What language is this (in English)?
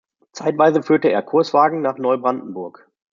German